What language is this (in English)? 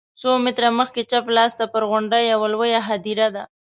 Pashto